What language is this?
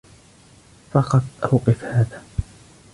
Arabic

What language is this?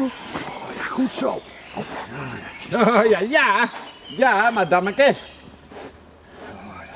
Dutch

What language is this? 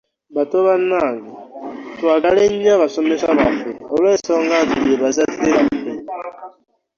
Ganda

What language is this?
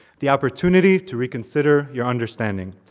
English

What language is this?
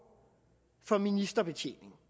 Danish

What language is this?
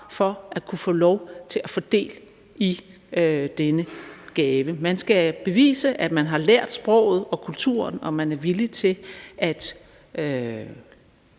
Danish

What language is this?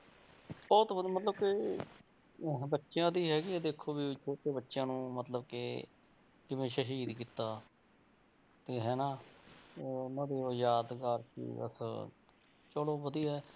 Punjabi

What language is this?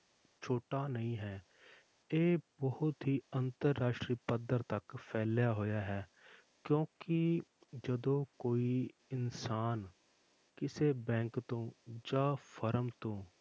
Punjabi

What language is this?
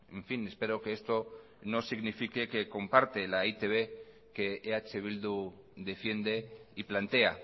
Spanish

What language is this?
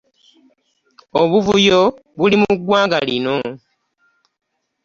Ganda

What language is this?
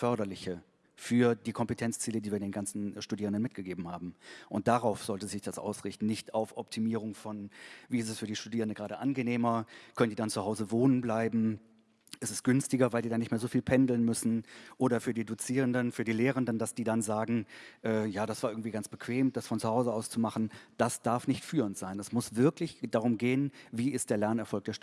German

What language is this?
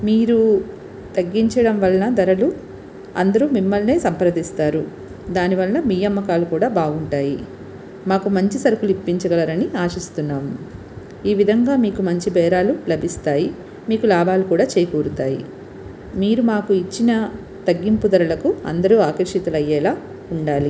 Telugu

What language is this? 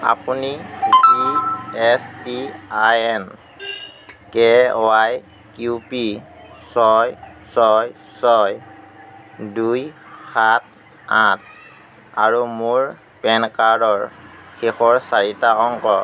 Assamese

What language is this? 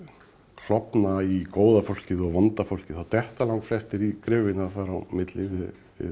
Icelandic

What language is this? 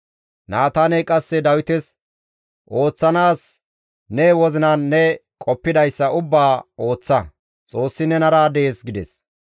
Gamo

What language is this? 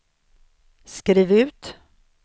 Swedish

